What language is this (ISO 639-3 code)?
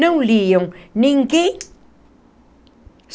por